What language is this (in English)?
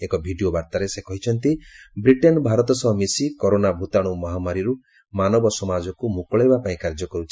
Odia